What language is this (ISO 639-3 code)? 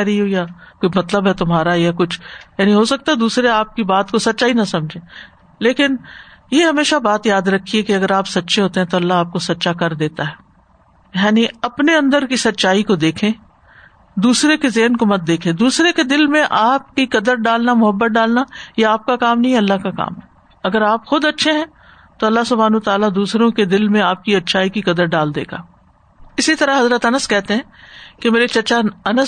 urd